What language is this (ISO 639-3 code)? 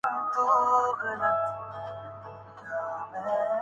urd